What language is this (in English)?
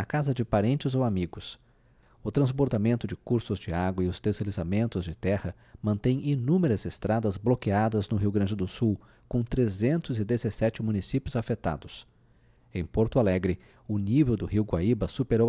Portuguese